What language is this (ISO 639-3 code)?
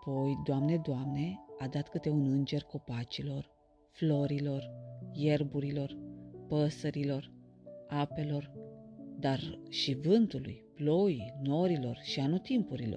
ron